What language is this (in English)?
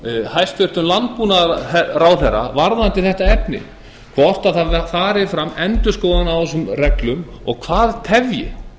Icelandic